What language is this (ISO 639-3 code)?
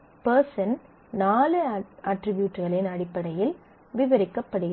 tam